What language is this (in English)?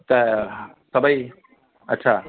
Sindhi